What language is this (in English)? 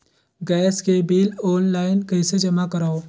Chhattisgarhi